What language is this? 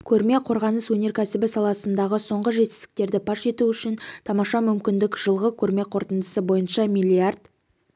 Kazakh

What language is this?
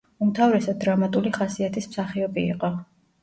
Georgian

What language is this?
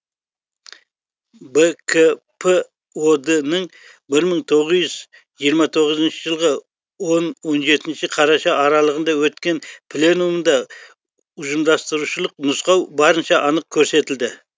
Kazakh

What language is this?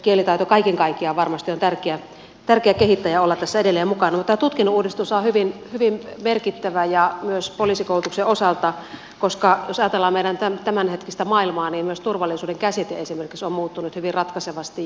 Finnish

